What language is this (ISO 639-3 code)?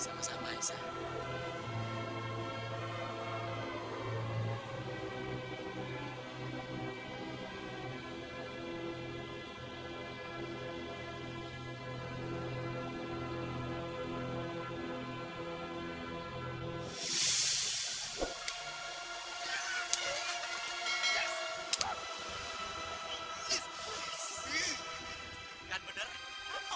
ind